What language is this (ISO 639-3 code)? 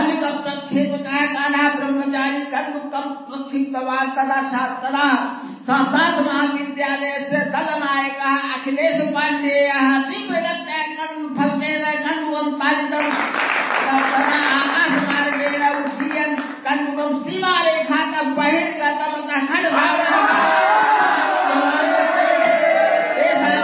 hin